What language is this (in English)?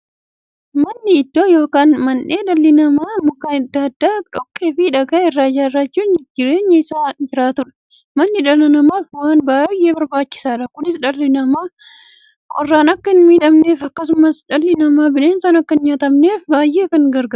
Oromo